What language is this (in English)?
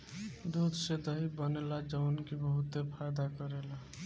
Bhojpuri